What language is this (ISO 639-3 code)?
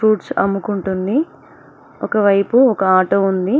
tel